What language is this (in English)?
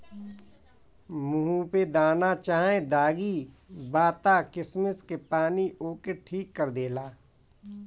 Bhojpuri